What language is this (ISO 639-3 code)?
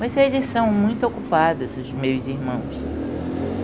por